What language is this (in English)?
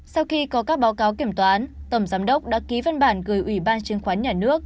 Vietnamese